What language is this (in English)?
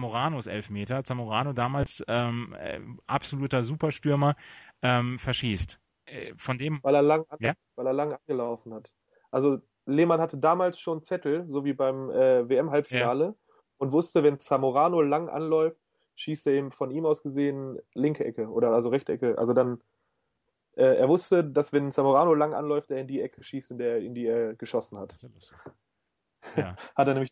German